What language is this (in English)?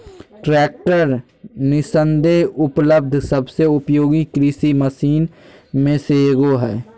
Magahi